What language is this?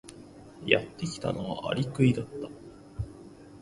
Japanese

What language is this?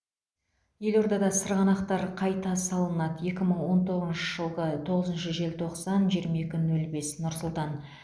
Kazakh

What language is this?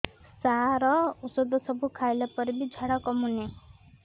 Odia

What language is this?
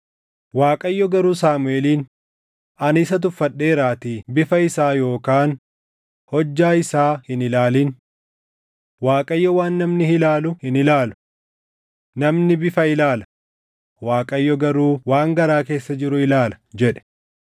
Oromo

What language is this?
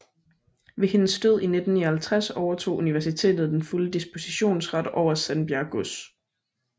Danish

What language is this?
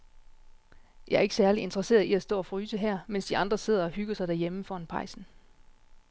Danish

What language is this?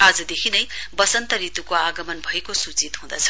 Nepali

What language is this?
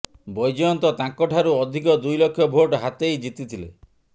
Odia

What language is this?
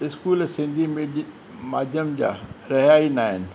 Sindhi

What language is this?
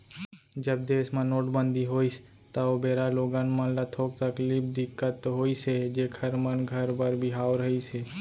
Chhattisgarhi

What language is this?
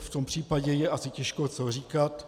Czech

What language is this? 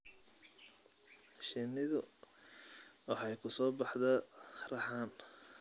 Somali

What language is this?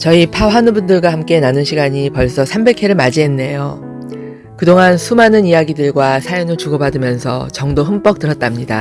Korean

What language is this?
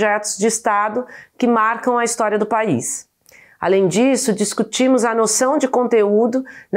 Portuguese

